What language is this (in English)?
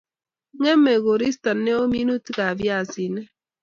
Kalenjin